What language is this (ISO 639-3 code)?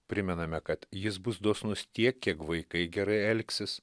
lit